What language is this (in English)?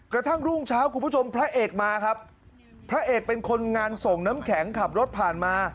Thai